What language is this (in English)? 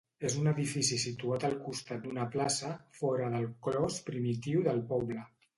Catalan